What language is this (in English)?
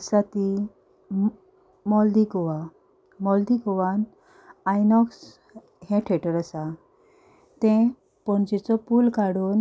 Konkani